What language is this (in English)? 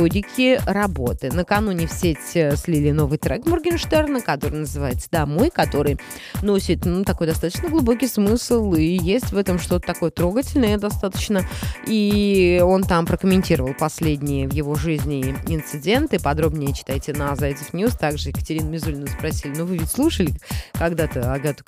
Russian